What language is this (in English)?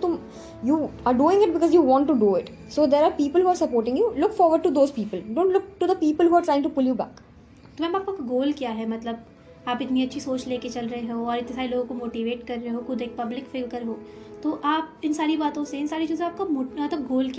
Hindi